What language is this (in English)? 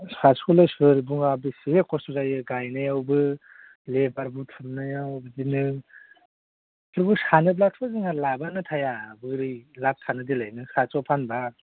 Bodo